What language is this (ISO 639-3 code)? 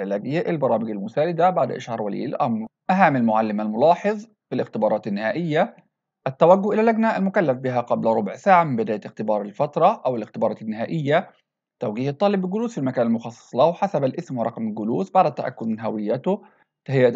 ara